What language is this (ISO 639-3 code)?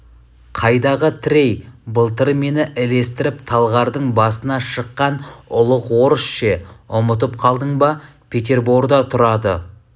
kaz